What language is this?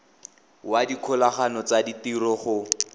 Tswana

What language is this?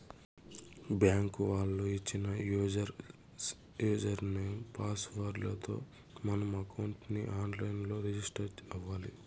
Telugu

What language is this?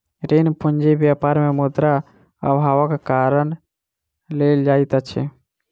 Maithili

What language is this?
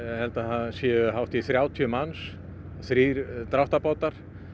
Icelandic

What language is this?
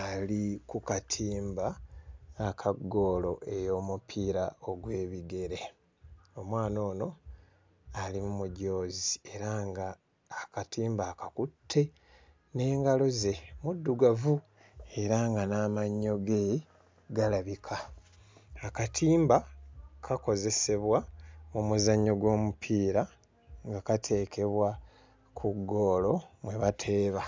Ganda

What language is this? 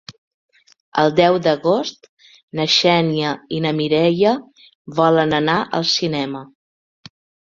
Catalan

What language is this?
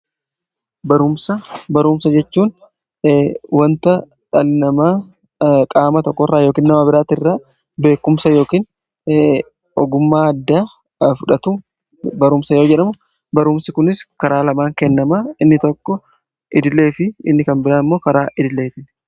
Oromo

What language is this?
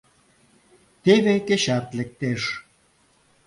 Mari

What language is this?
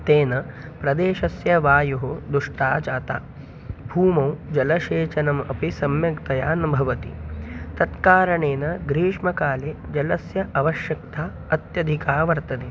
Sanskrit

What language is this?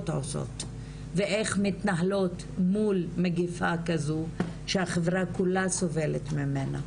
Hebrew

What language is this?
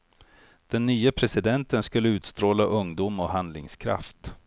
Swedish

